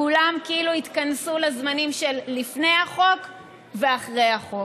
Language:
Hebrew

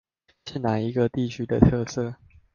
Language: Chinese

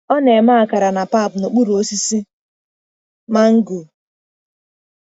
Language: Igbo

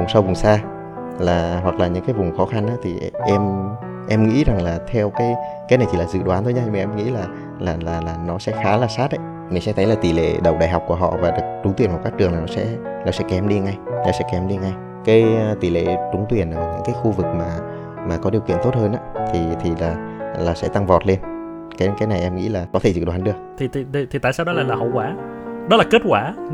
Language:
Vietnamese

